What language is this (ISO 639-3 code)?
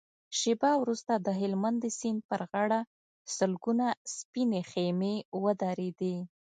pus